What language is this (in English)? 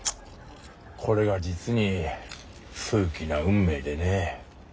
Japanese